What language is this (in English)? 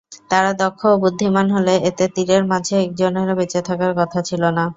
Bangla